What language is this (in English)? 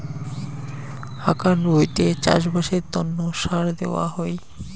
Bangla